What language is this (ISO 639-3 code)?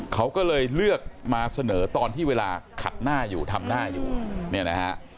tha